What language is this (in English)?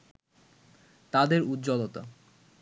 Bangla